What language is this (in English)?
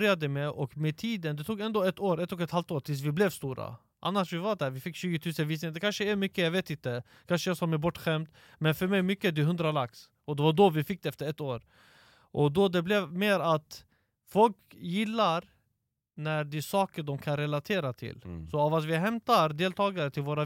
Swedish